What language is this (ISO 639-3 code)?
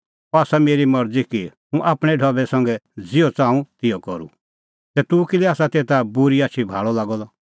kfx